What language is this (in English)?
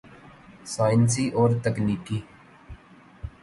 Urdu